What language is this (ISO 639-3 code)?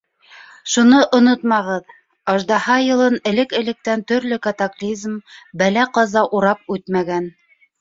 bak